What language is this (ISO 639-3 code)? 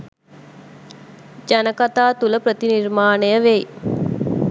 sin